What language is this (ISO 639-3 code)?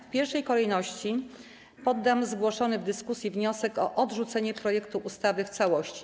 pol